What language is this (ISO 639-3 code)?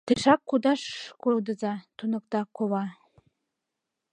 chm